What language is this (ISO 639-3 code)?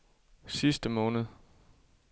dan